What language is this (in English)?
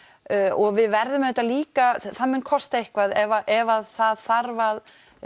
Icelandic